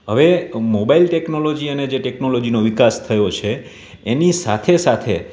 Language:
Gujarati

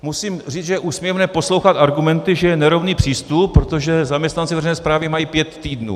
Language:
Czech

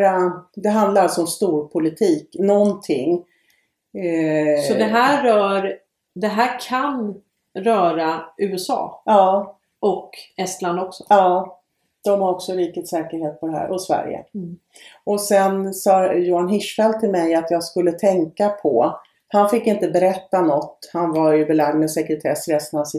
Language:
Swedish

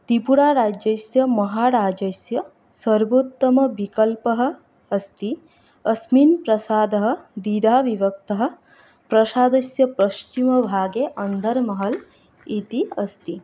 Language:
Sanskrit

